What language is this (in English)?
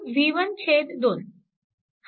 Marathi